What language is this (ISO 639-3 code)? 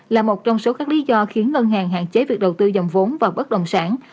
vie